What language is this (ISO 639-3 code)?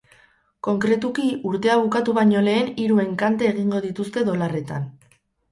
eus